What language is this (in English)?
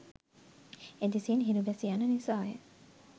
Sinhala